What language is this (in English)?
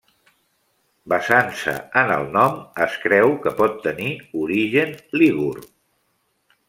Catalan